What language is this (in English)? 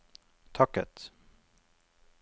Norwegian